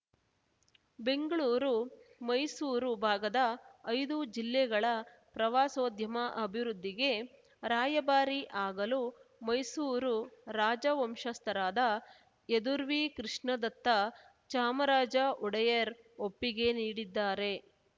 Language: Kannada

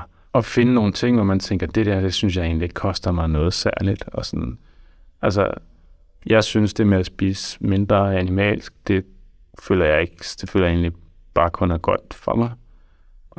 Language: Danish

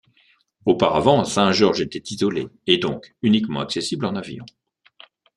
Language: French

